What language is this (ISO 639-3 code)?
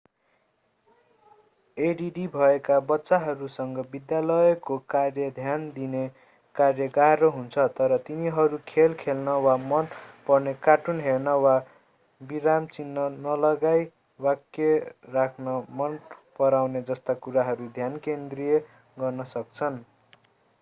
nep